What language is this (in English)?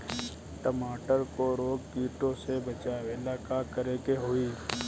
Bhojpuri